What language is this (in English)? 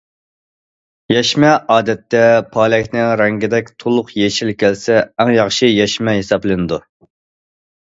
Uyghur